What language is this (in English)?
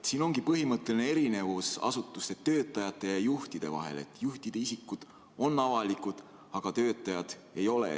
Estonian